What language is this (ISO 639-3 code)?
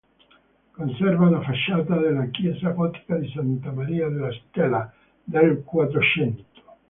ita